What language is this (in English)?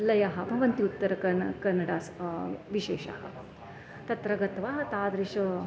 Sanskrit